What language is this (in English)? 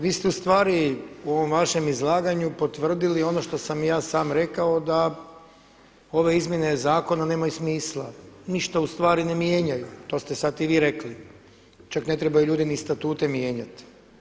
Croatian